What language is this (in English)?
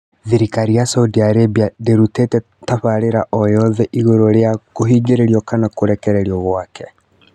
Kikuyu